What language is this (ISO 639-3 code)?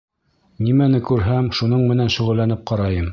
bak